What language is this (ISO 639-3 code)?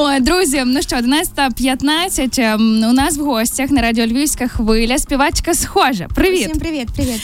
ukr